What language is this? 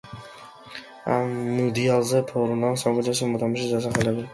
Georgian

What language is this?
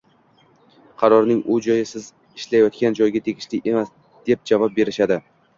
Uzbek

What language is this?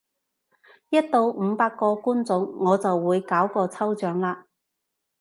Cantonese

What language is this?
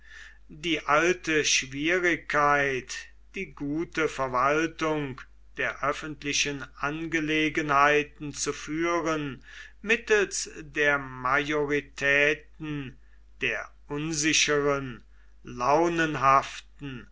German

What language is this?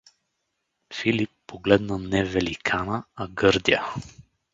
Bulgarian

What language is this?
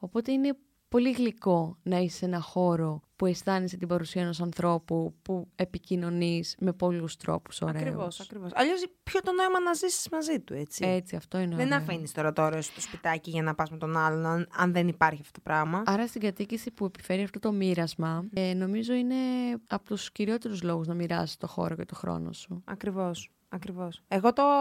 Greek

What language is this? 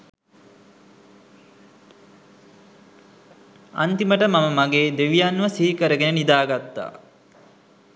Sinhala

